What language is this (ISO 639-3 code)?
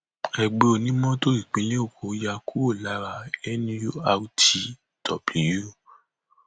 yor